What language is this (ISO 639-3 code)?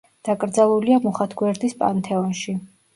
kat